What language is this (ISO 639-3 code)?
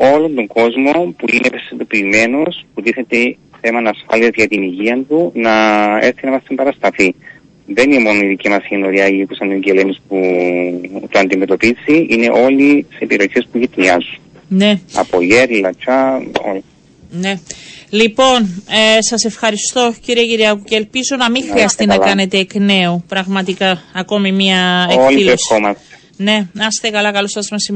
ell